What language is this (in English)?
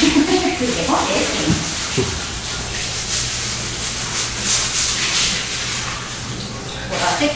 Japanese